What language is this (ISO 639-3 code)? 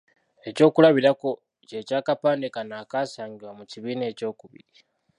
lug